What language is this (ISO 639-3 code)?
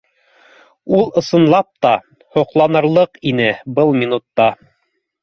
bak